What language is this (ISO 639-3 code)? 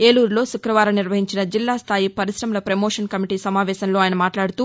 tel